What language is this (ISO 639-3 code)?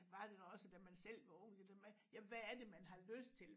dan